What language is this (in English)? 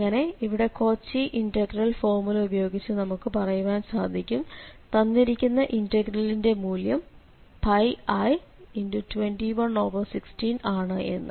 Malayalam